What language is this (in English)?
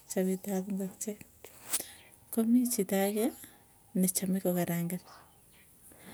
Tugen